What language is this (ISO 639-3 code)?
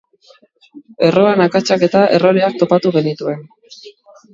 eus